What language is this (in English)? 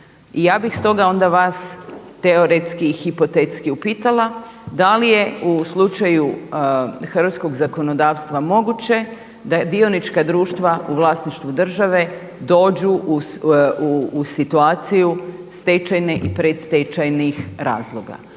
Croatian